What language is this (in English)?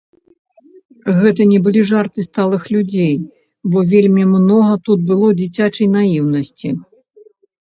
Belarusian